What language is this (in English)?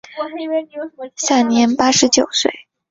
Chinese